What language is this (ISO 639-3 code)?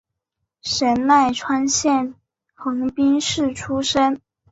zho